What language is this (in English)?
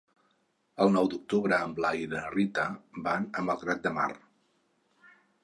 Catalan